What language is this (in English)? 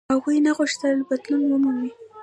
Pashto